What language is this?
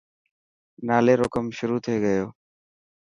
Dhatki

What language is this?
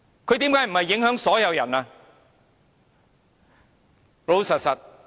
Cantonese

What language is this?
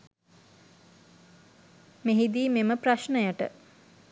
Sinhala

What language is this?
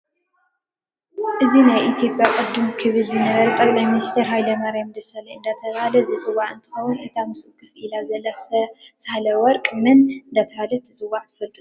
Tigrinya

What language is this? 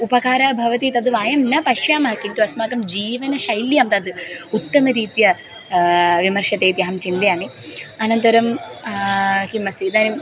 Sanskrit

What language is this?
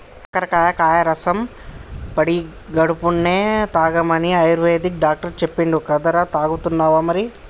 Telugu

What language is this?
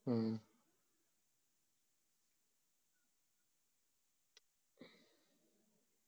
Malayalam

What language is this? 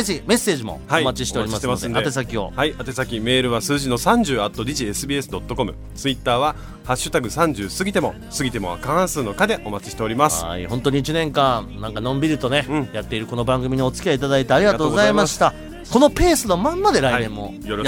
Japanese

